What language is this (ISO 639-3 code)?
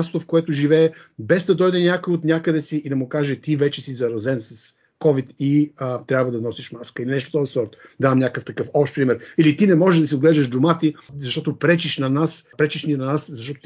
bul